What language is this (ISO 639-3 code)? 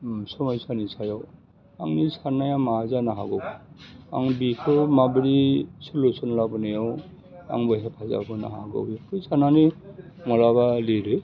brx